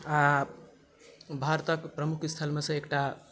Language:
Maithili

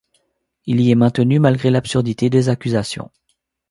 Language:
French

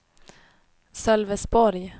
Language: Swedish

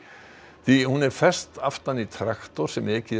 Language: Icelandic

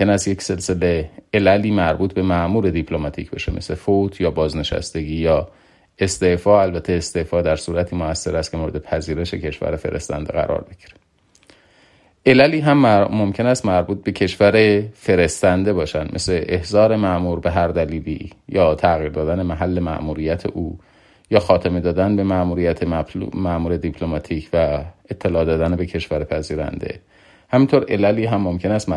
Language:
Persian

